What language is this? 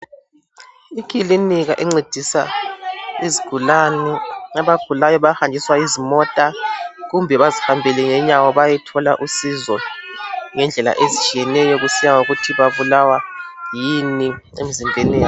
North Ndebele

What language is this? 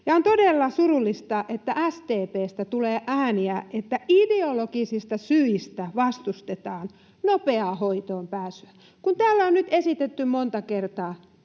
Finnish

